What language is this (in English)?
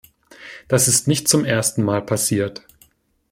German